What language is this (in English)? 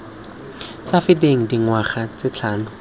Tswana